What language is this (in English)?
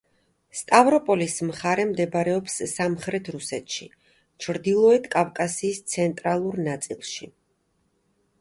Georgian